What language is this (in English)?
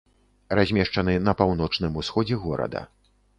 Belarusian